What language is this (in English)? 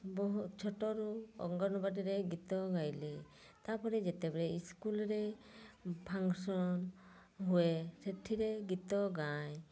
Odia